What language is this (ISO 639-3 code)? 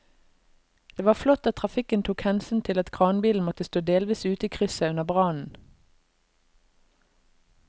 nor